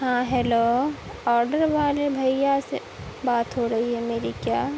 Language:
Urdu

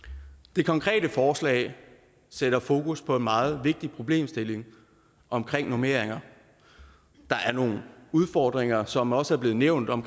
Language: Danish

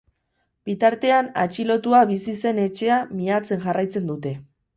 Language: Basque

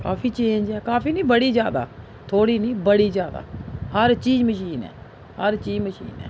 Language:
Dogri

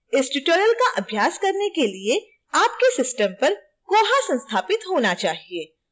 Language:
Hindi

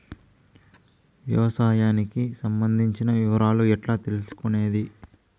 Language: Telugu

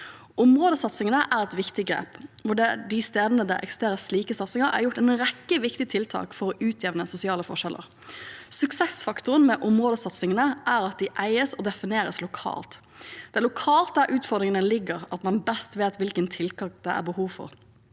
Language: Norwegian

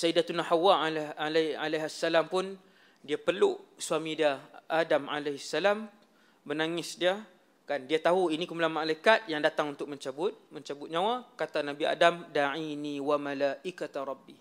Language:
Malay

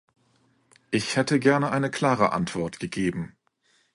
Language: German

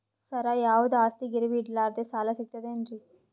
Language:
Kannada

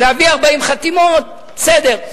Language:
Hebrew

